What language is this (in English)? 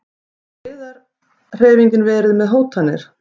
Icelandic